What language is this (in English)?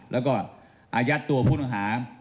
Thai